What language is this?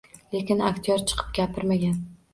Uzbek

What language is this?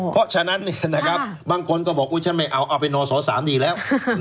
Thai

